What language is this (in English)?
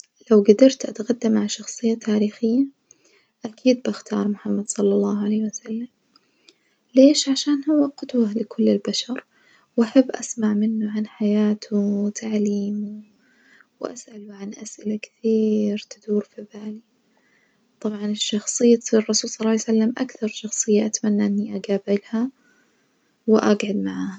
Najdi Arabic